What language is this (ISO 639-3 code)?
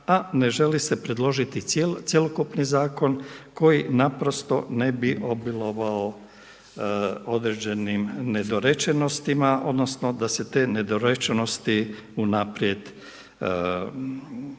hrv